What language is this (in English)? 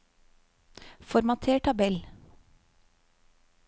Norwegian